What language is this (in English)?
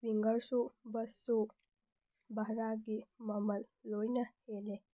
Manipuri